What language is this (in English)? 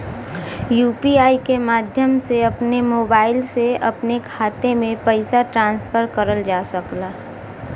Bhojpuri